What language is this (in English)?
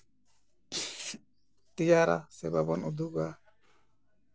Santali